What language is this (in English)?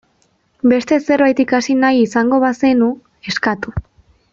Basque